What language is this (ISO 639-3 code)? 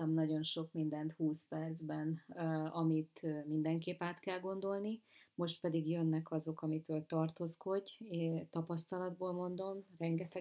hun